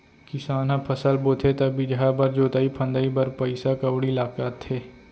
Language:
Chhattisgarhi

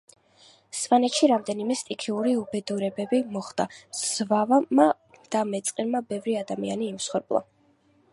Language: Georgian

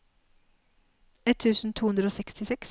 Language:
Norwegian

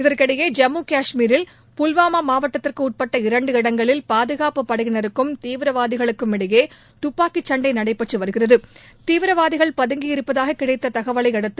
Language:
Tamil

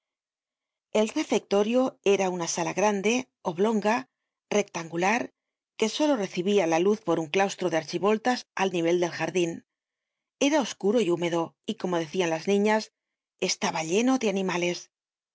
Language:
Spanish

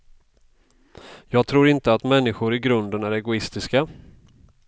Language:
Swedish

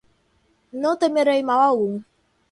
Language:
Portuguese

